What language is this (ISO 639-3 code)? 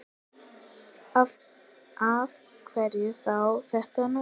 isl